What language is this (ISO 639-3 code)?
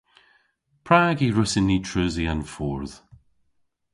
cor